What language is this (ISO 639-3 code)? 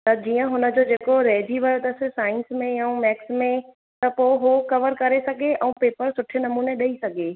snd